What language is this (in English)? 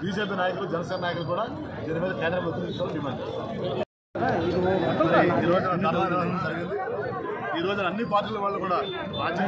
Hindi